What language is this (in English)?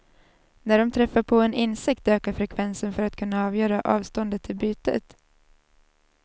Swedish